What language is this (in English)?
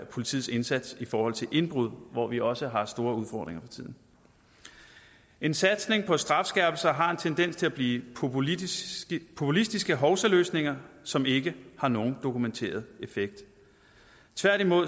Danish